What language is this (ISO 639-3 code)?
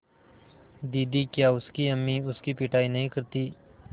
hin